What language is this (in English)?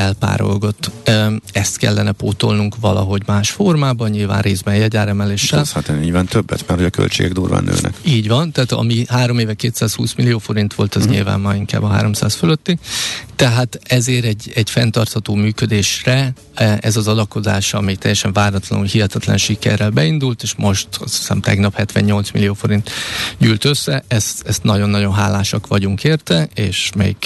Hungarian